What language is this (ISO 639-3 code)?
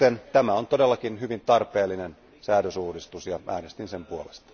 fin